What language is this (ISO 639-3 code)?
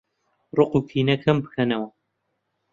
ckb